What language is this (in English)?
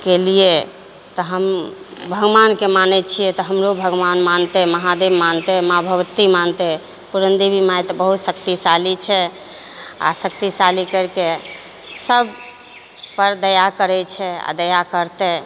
Maithili